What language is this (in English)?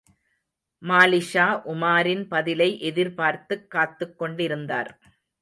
Tamil